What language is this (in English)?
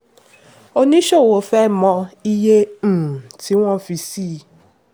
Yoruba